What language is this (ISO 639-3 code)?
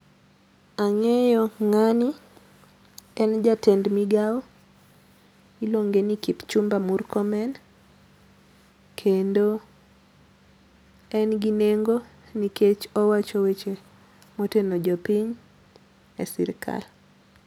luo